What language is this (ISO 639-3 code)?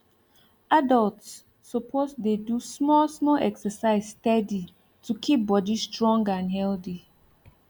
pcm